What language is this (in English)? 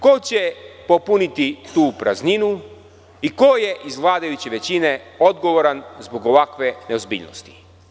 Serbian